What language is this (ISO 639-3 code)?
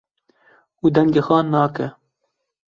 kur